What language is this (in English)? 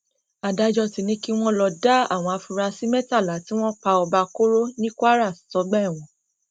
Yoruba